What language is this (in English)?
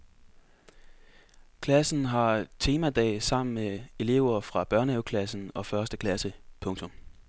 Danish